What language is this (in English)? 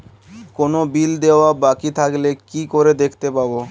Bangla